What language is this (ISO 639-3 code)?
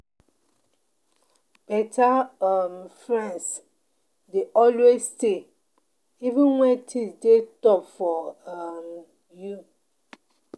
pcm